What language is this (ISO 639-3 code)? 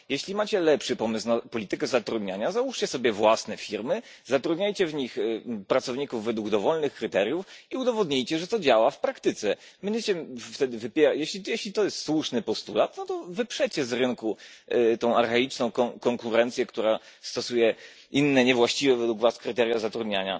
pol